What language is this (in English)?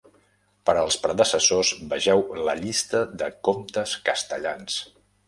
Catalan